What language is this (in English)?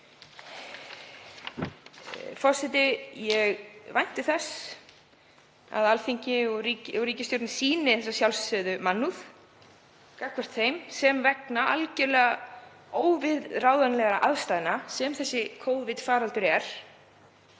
Icelandic